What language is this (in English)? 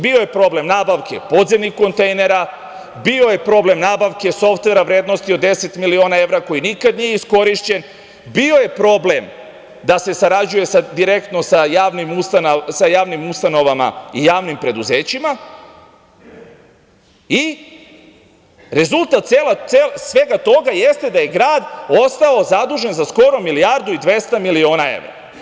Serbian